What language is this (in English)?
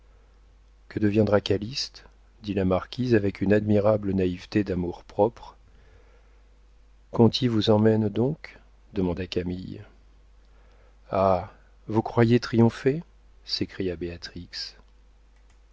French